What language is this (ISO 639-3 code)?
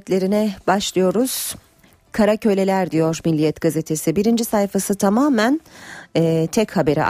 tur